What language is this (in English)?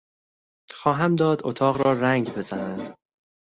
Persian